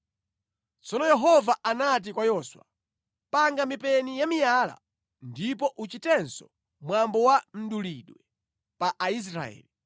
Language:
Nyanja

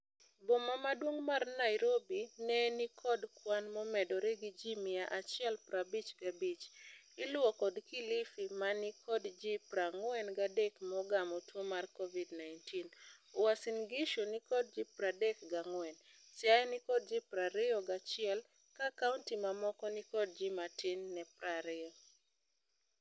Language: Luo (Kenya and Tanzania)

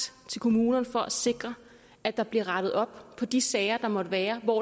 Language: Danish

